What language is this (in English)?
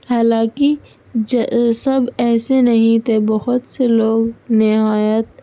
Urdu